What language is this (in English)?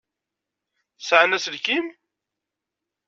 Kabyle